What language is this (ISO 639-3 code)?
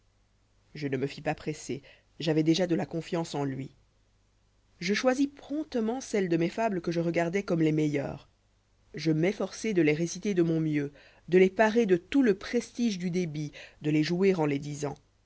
fra